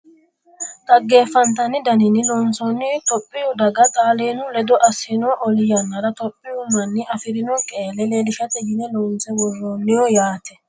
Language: Sidamo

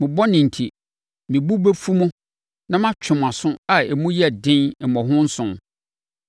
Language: Akan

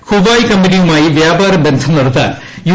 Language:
Malayalam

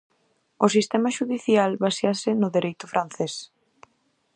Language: Galician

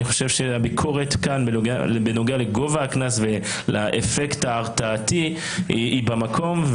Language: Hebrew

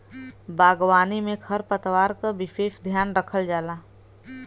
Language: Bhojpuri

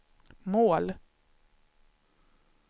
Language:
Swedish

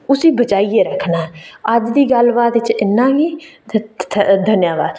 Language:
Dogri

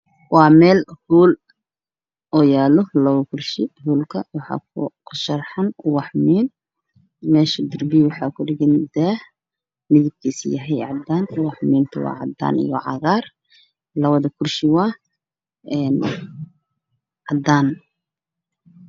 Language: Somali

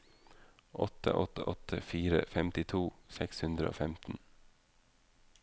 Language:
Norwegian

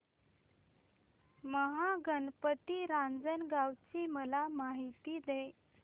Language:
Marathi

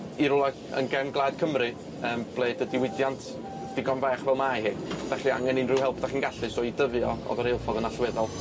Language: Welsh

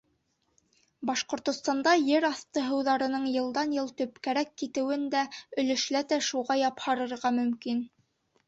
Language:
Bashkir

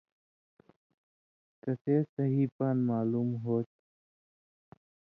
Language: Indus Kohistani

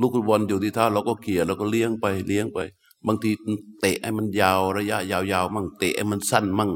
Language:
Thai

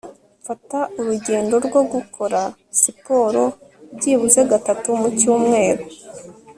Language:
Kinyarwanda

